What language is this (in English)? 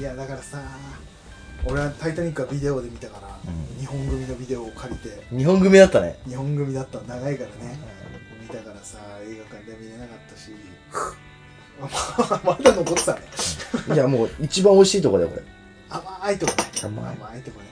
Japanese